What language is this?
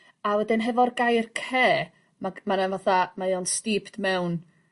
Welsh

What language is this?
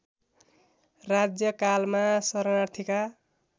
Nepali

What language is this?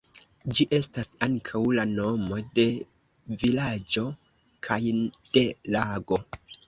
Esperanto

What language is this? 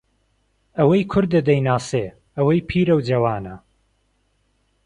Central Kurdish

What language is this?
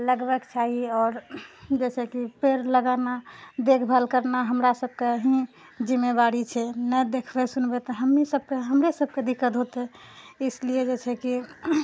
Maithili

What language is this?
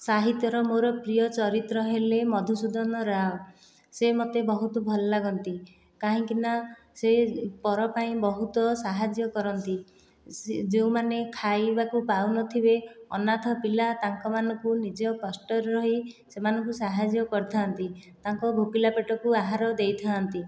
Odia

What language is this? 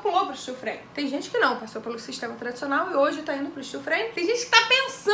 Portuguese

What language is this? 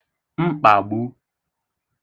Igbo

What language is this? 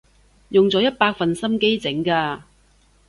Cantonese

